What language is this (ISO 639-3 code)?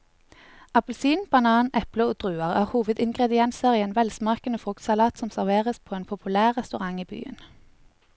nor